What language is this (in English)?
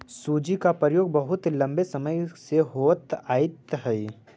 Magahi